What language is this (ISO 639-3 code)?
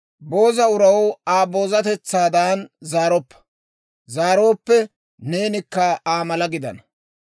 dwr